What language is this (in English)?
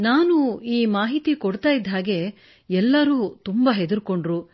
Kannada